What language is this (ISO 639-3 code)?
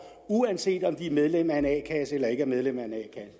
dan